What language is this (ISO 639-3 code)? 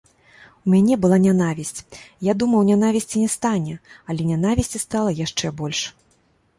bel